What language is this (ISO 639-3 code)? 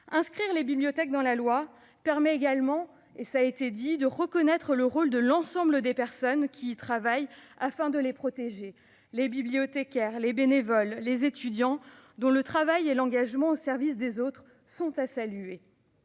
fra